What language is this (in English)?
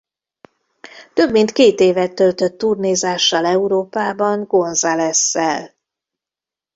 Hungarian